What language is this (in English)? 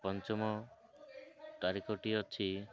Odia